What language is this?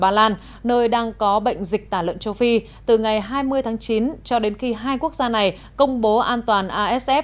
Vietnamese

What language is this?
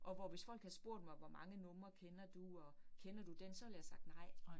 Danish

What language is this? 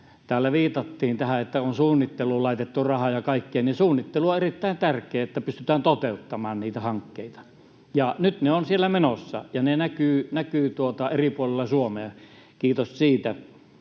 Finnish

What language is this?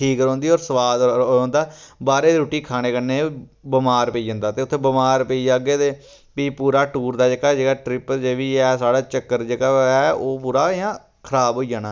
Dogri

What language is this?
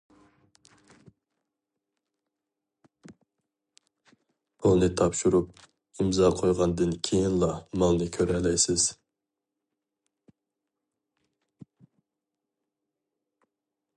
Uyghur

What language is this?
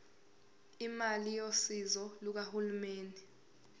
Zulu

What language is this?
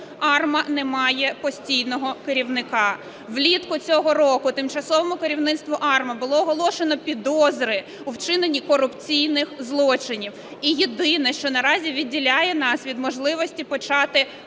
Ukrainian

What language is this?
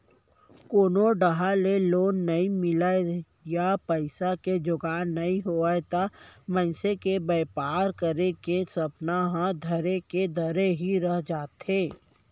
Chhattisgarhi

